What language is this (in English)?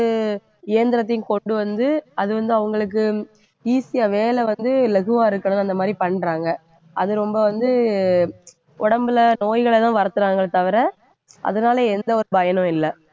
Tamil